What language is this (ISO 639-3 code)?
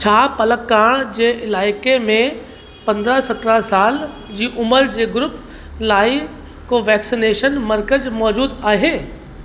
snd